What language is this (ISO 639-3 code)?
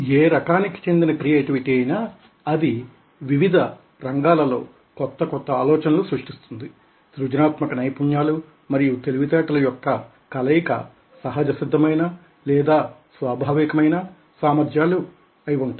tel